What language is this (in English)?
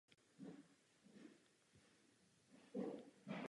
Czech